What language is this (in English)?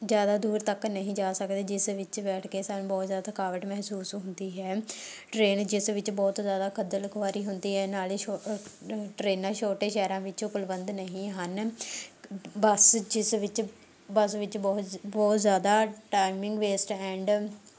Punjabi